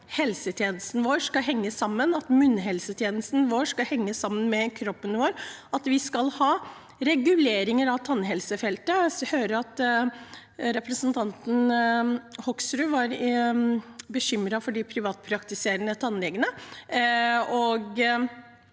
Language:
Norwegian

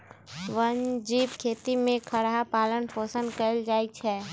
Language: Magahi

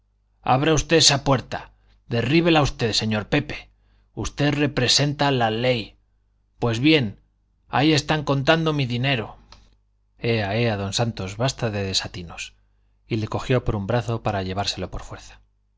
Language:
Spanish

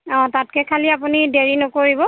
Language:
Assamese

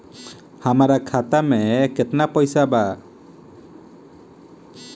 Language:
Bhojpuri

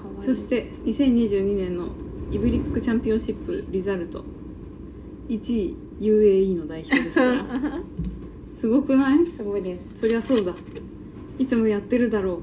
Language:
Japanese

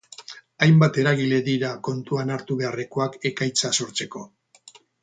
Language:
Basque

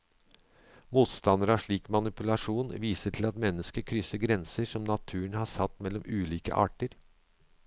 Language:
Norwegian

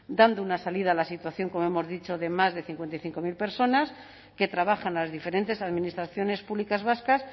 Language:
Spanish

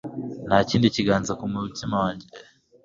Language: Kinyarwanda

